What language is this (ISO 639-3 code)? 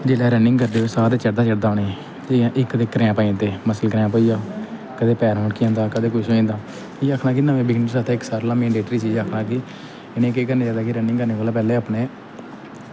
doi